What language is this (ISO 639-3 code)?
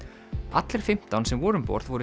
isl